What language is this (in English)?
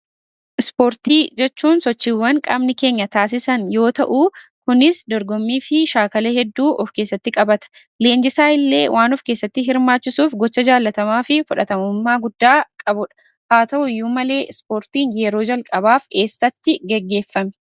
Oromo